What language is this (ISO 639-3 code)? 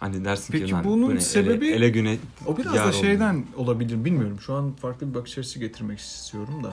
tur